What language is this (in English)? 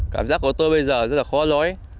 Vietnamese